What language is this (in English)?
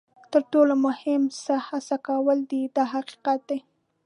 Pashto